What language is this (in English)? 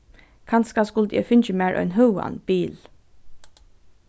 Faroese